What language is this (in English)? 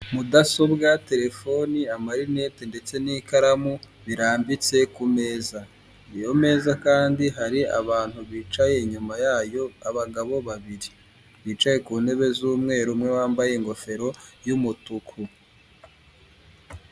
Kinyarwanda